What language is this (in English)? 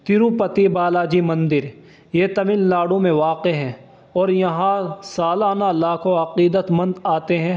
Urdu